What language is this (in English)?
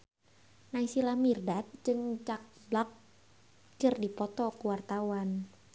Sundanese